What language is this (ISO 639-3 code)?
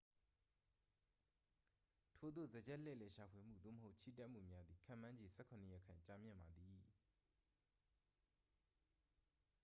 mya